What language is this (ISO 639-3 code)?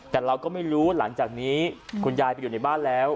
tha